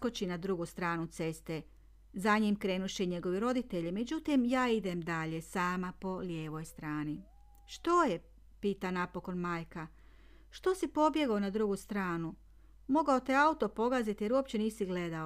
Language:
Croatian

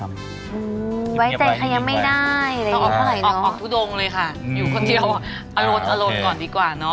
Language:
Thai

